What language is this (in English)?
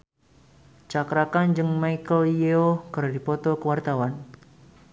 Sundanese